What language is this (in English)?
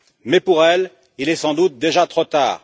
French